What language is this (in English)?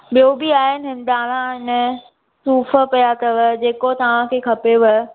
Sindhi